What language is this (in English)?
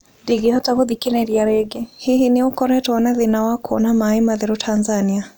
Kikuyu